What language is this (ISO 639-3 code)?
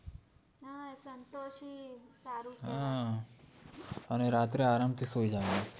guj